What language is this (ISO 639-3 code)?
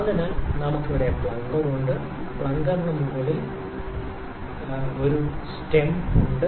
mal